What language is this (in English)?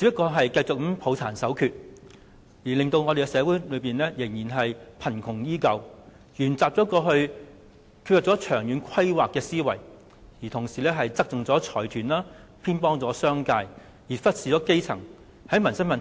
Cantonese